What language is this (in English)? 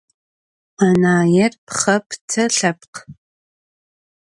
Adyghe